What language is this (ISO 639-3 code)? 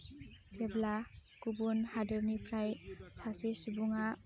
brx